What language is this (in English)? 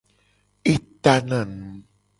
Gen